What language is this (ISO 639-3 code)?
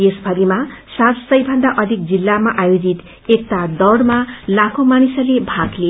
nep